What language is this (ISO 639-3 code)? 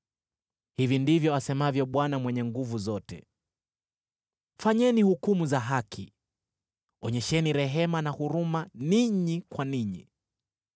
swa